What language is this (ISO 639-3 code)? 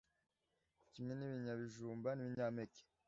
kin